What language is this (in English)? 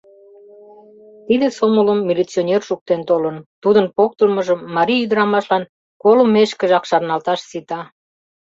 Mari